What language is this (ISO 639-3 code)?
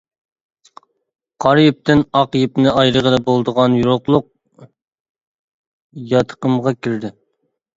uig